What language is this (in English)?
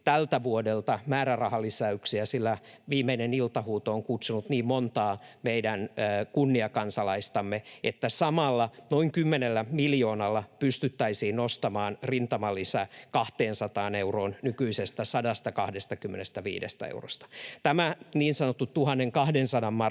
Finnish